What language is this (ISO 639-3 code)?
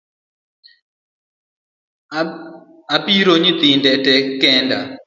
luo